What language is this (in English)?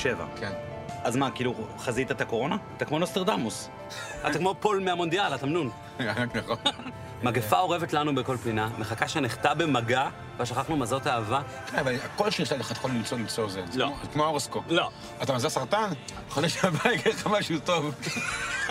Hebrew